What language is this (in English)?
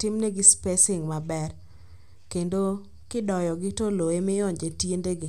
Luo (Kenya and Tanzania)